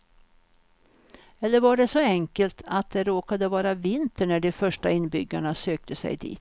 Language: Swedish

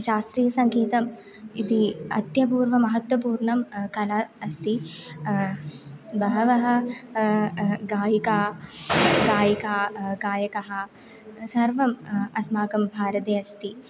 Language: Sanskrit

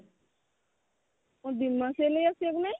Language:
Odia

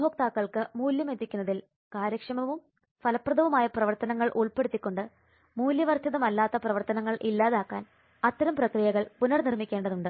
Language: Malayalam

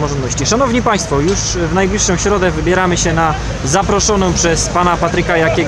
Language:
Polish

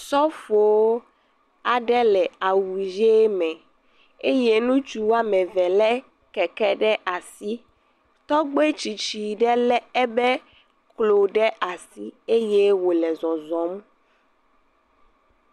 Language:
Ewe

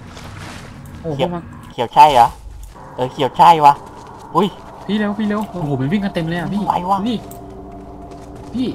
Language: Thai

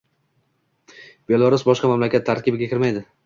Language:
Uzbek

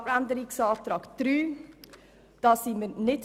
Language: Swiss German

